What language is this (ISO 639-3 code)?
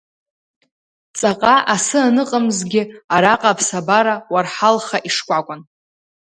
abk